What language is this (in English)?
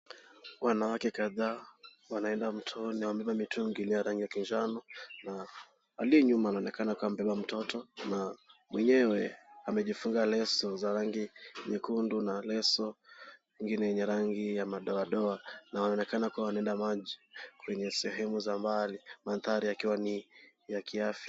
Swahili